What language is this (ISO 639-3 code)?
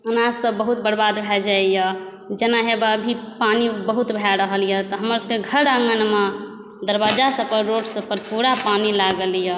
mai